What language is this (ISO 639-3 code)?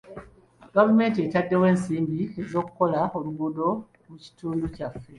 lug